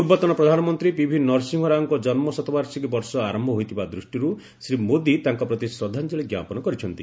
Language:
Odia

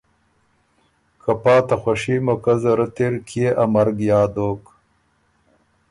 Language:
Ormuri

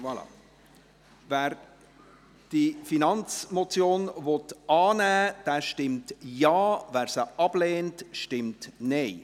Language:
Swiss German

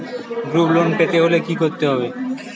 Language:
Bangla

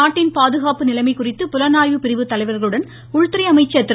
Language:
Tamil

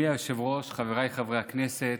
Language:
Hebrew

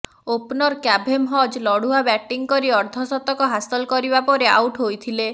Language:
Odia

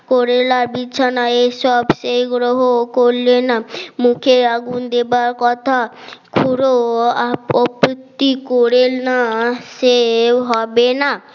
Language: Bangla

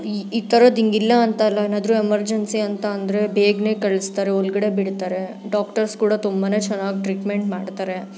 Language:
Kannada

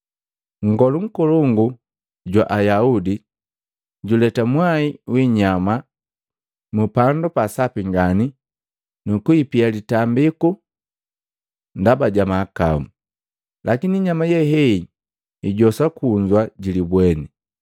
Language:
Matengo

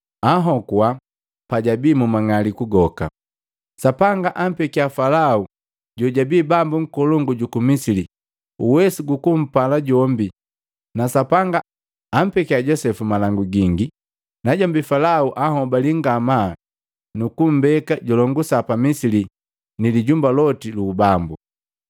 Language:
Matengo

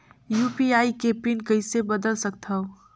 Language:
Chhattisgarhi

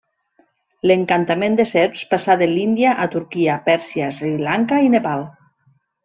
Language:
Catalan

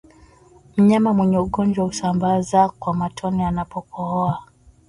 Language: Swahili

